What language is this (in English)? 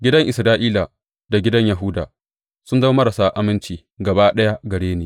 Hausa